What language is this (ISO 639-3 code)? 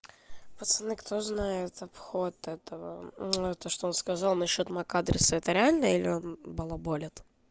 rus